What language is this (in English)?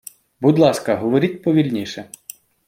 Ukrainian